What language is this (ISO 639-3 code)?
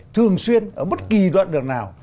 vie